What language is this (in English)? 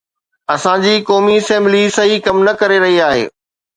Sindhi